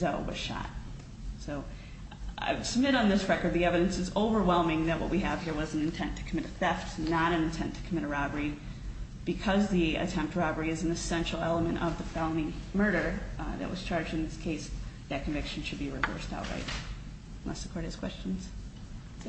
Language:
English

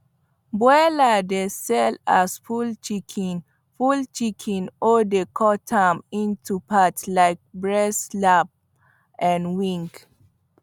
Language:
Nigerian Pidgin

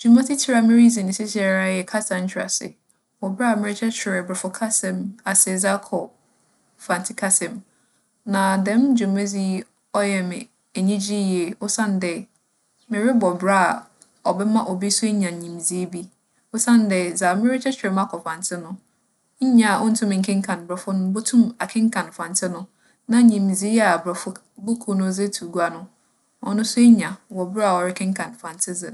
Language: Akan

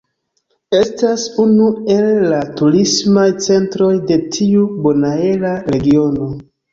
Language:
Esperanto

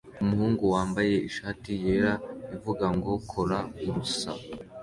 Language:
Kinyarwanda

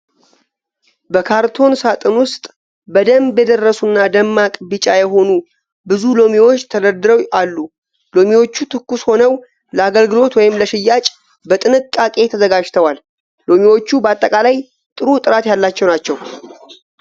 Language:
Amharic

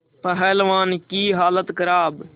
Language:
Hindi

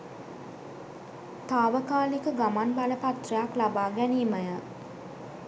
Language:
Sinhala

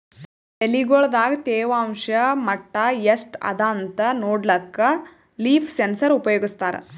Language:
Kannada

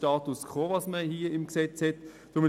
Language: Swiss German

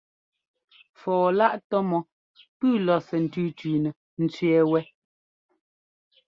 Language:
Ngomba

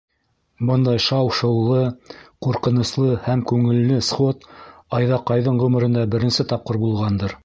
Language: Bashkir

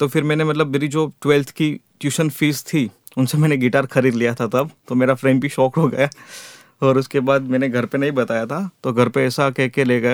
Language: Hindi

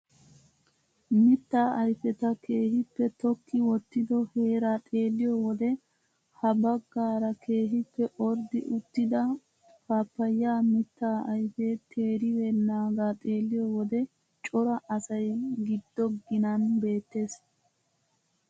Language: Wolaytta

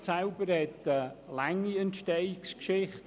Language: Swiss German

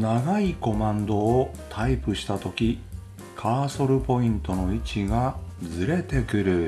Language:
Japanese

